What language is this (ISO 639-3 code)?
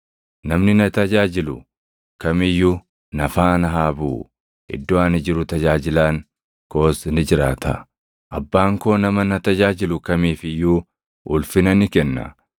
orm